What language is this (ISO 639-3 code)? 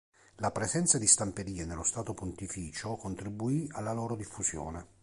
ita